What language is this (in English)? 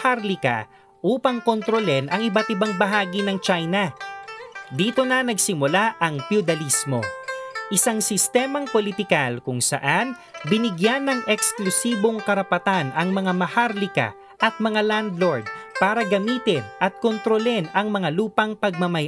Filipino